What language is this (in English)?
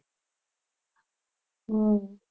Gujarati